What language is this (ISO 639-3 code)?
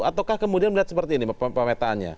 ind